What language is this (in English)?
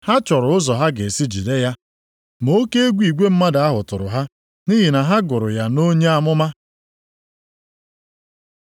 Igbo